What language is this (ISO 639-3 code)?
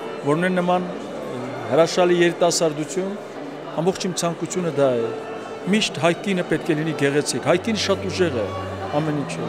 tur